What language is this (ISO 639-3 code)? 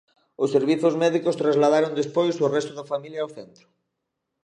glg